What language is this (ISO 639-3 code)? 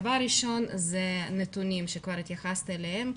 heb